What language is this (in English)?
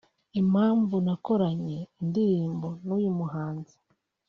Kinyarwanda